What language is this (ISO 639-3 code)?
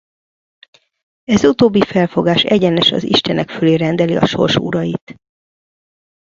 hun